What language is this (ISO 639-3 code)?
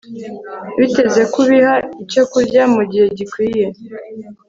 kin